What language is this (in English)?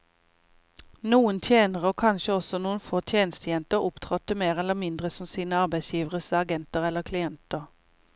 Norwegian